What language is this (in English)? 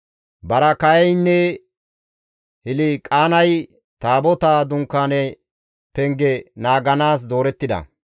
Gamo